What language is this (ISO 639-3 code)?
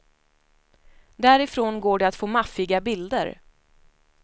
swe